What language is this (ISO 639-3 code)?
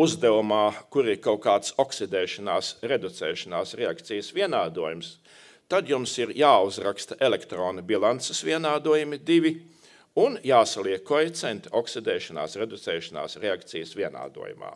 lav